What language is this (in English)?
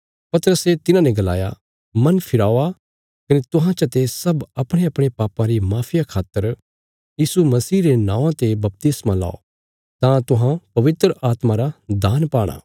Bilaspuri